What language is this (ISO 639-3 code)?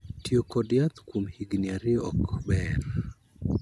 luo